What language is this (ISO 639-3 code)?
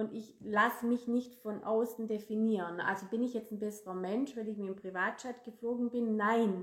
deu